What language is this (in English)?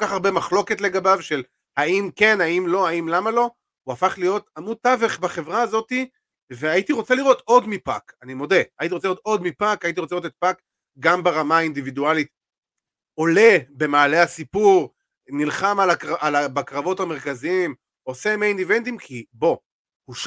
Hebrew